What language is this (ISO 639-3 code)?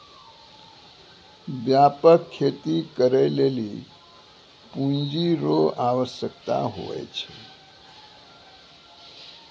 mai